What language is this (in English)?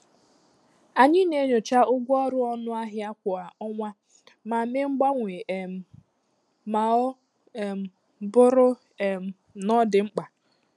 Igbo